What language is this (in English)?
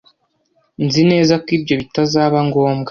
Kinyarwanda